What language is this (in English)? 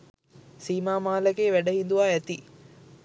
Sinhala